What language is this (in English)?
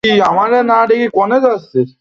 Bangla